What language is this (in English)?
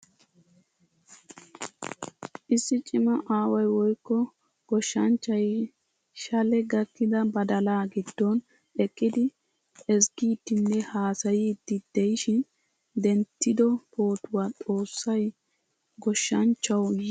Wolaytta